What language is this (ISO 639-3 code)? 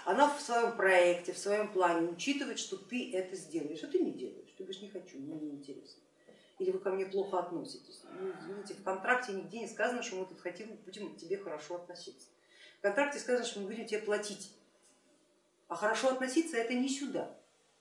rus